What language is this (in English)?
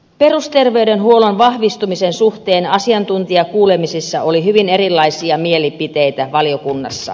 Finnish